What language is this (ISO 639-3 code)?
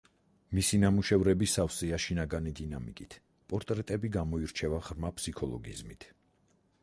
kat